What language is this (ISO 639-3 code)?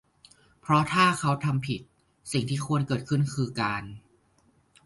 tha